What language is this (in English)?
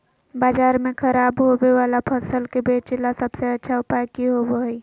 Magahi